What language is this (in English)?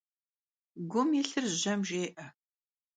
Kabardian